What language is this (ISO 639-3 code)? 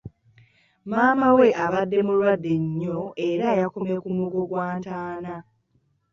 lug